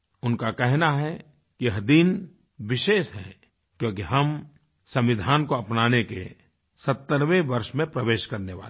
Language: Hindi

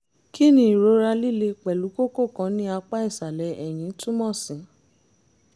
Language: Yoruba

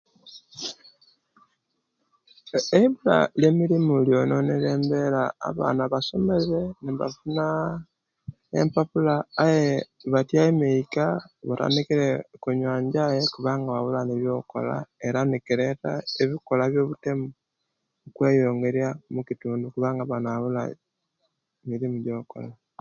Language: Kenyi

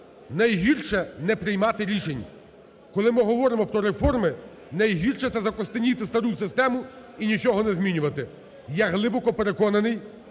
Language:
Ukrainian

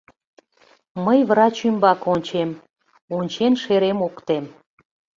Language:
Mari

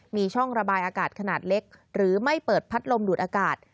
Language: Thai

